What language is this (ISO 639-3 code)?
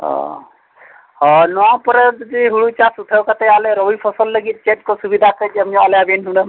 sat